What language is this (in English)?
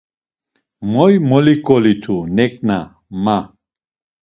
Laz